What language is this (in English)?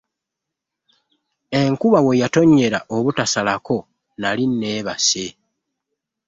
Ganda